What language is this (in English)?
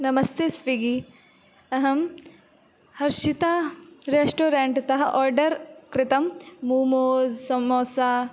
Sanskrit